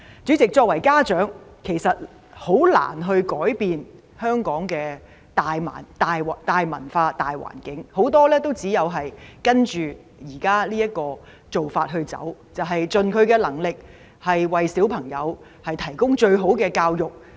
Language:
Cantonese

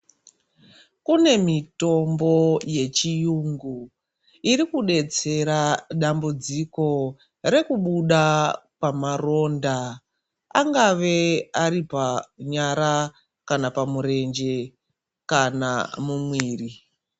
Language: Ndau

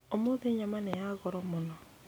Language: Kikuyu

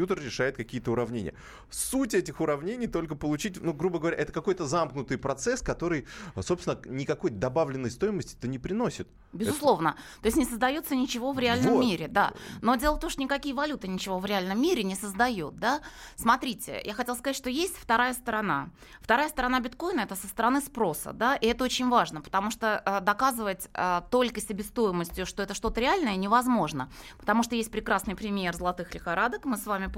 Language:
Russian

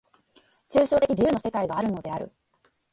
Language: Japanese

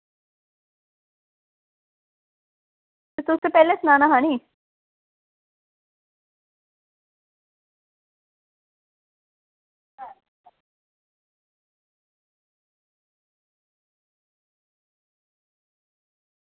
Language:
Dogri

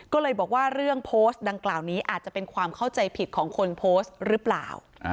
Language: Thai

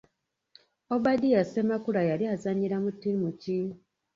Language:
Ganda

